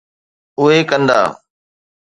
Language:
Sindhi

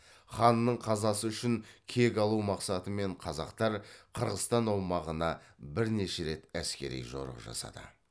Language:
Kazakh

